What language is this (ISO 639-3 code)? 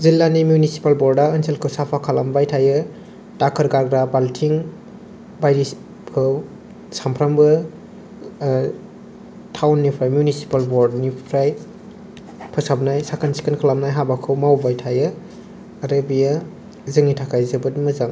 brx